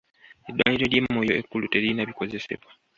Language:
Ganda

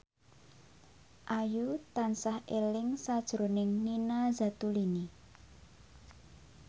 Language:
Javanese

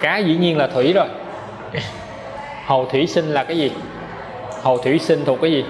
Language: Vietnamese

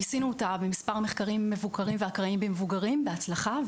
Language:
Hebrew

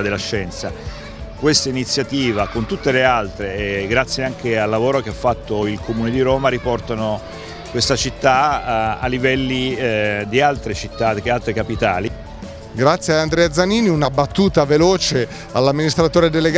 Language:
Italian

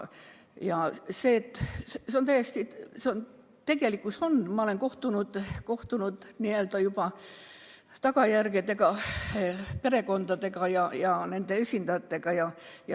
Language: Estonian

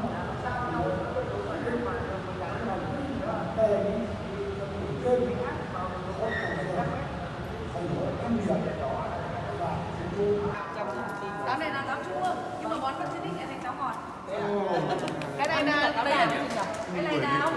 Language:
Vietnamese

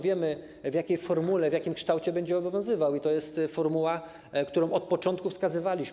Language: Polish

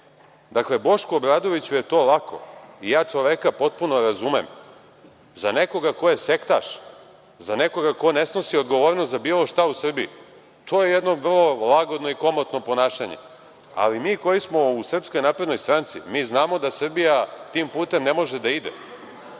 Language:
Serbian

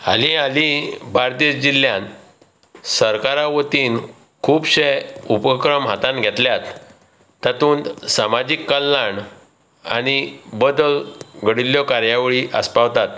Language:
Konkani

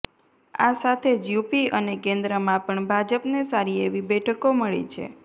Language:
Gujarati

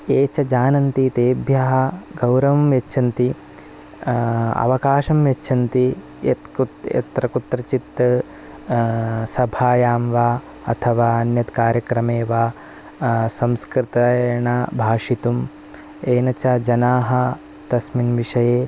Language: Sanskrit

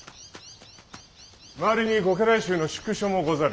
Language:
Japanese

